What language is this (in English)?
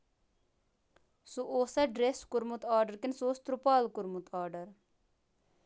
Kashmiri